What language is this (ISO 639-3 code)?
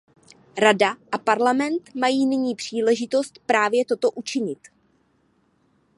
ces